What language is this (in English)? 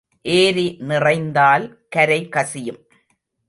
Tamil